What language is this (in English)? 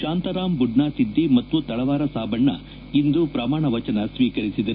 Kannada